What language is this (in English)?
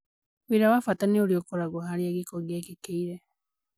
Kikuyu